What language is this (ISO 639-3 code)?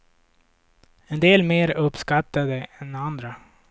swe